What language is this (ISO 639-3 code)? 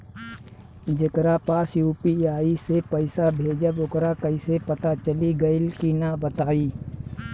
bho